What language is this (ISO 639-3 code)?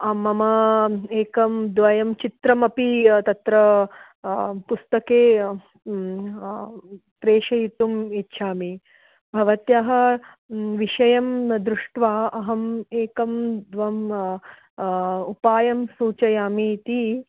san